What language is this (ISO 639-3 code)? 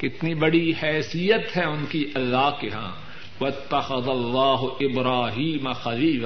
urd